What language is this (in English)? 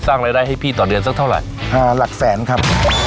Thai